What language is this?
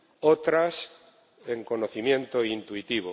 Spanish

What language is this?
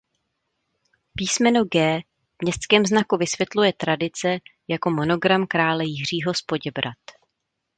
Czech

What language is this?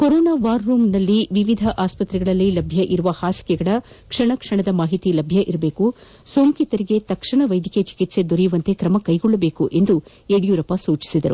Kannada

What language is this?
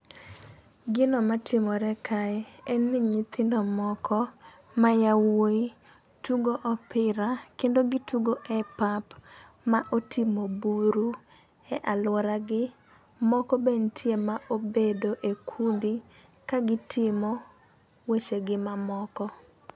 Luo (Kenya and Tanzania)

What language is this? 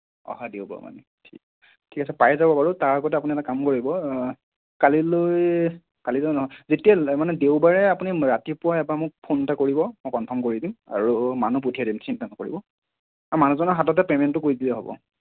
Assamese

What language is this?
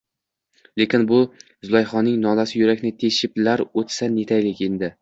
Uzbek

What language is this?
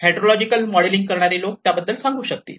Marathi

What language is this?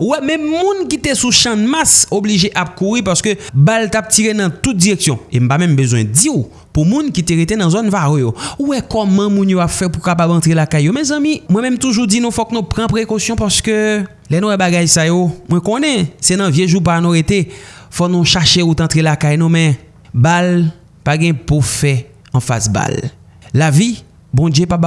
French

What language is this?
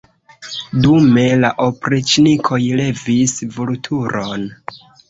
Esperanto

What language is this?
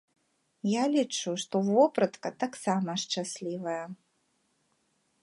Belarusian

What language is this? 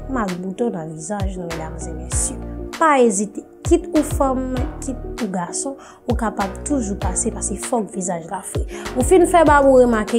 French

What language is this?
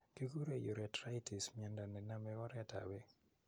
Kalenjin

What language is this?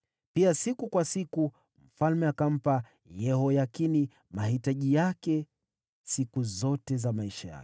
Swahili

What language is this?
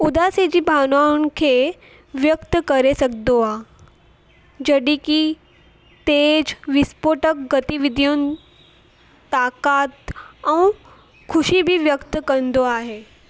Sindhi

